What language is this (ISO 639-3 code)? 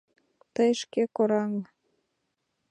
chm